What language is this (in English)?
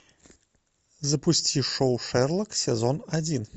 Russian